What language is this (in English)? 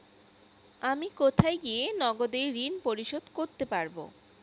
Bangla